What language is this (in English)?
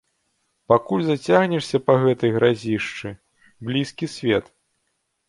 Belarusian